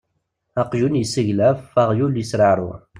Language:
Kabyle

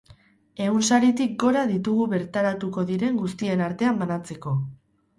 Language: Basque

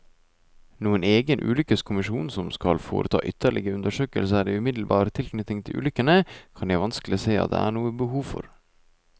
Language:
Norwegian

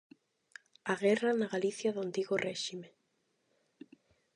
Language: Galician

